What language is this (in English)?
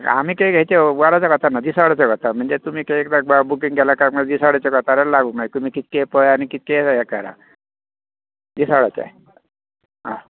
Konkani